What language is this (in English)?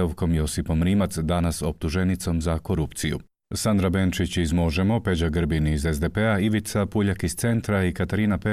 Croatian